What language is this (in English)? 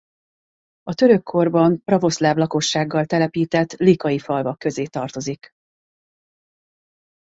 Hungarian